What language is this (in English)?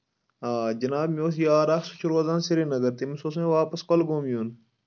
Kashmiri